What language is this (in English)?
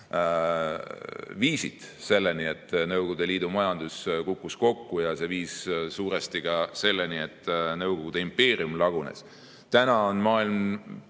Estonian